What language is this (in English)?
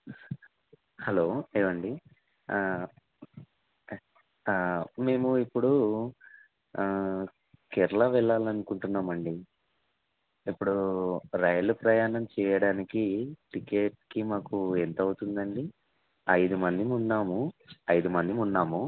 Telugu